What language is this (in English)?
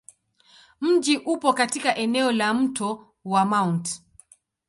Swahili